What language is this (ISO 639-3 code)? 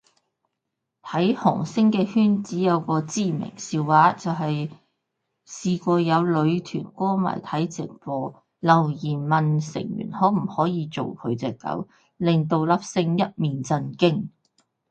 yue